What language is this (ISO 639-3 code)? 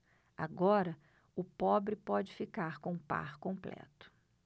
por